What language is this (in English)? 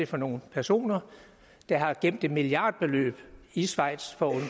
Danish